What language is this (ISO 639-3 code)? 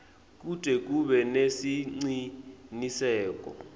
ssw